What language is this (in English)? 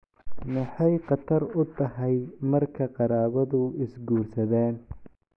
Somali